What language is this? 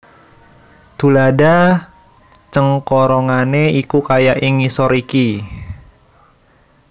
Javanese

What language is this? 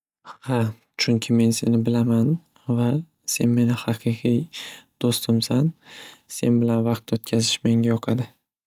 Uzbek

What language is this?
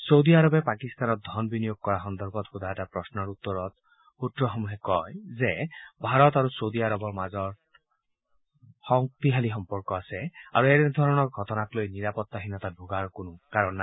Assamese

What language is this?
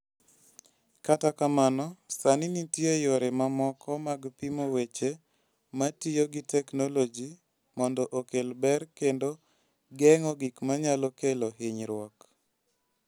Luo (Kenya and Tanzania)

